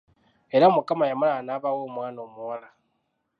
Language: Ganda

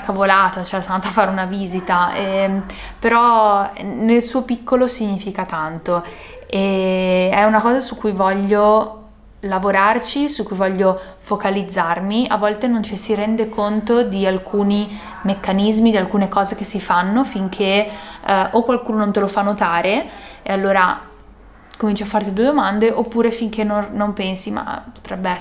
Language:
Italian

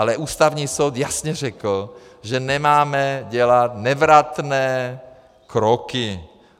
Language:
Czech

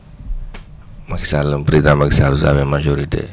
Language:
Wolof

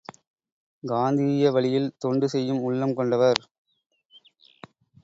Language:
Tamil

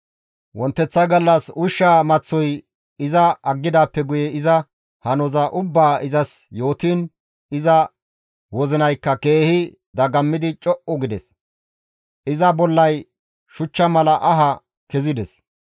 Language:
Gamo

